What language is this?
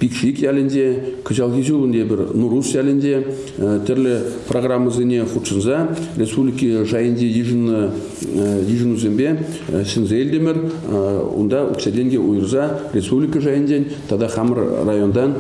Russian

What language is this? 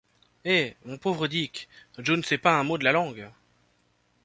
French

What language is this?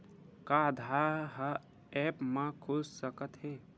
Chhattisgarhi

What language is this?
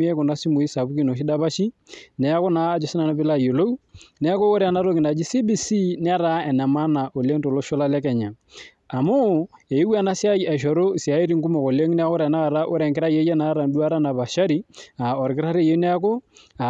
Masai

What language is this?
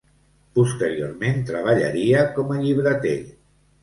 Catalan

